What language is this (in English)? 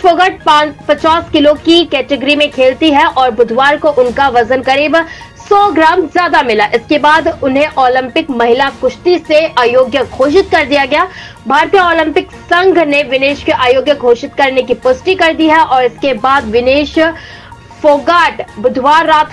Hindi